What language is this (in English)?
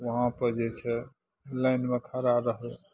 Maithili